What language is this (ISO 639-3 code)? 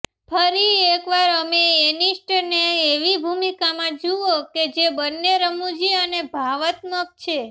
guj